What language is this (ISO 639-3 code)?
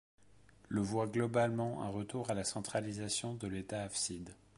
fra